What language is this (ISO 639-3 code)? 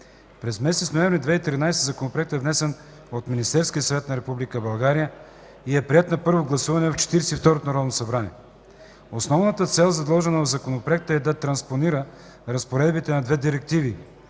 bul